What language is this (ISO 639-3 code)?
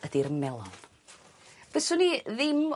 cym